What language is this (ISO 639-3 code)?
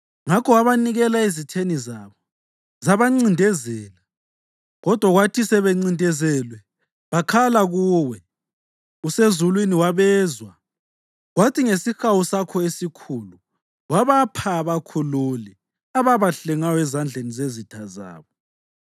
nde